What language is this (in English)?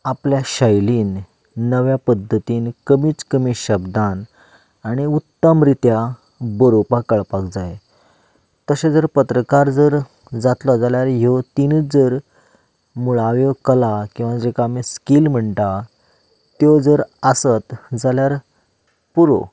Konkani